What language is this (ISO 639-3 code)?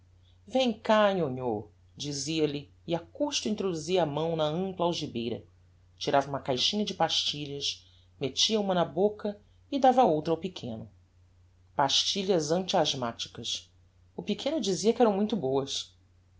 por